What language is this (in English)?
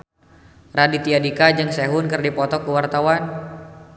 Sundanese